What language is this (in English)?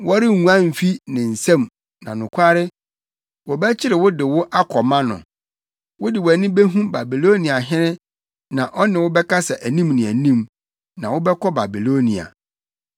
Akan